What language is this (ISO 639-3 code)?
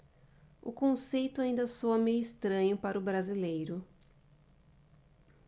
por